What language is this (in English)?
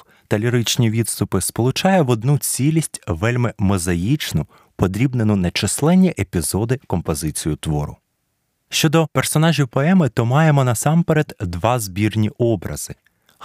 Ukrainian